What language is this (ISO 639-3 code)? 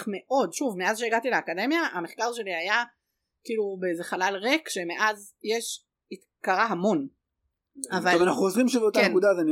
heb